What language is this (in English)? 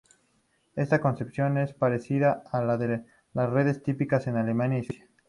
Spanish